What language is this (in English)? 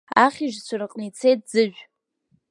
Abkhazian